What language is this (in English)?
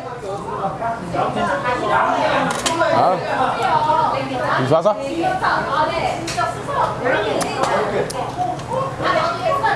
Korean